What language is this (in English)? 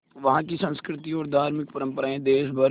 Hindi